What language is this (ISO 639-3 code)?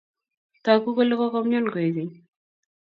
kln